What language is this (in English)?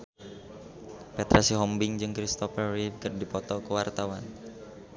Sundanese